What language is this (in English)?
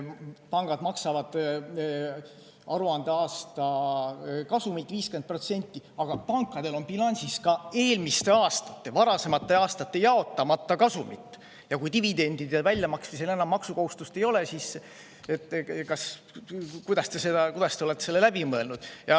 Estonian